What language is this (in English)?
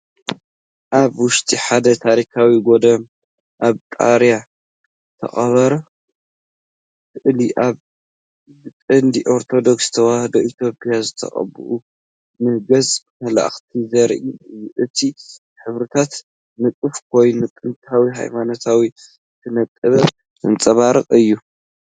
Tigrinya